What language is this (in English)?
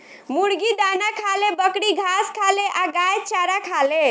Bhojpuri